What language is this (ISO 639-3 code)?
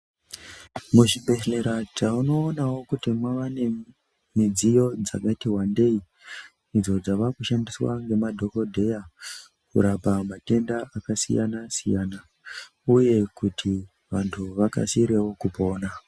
ndc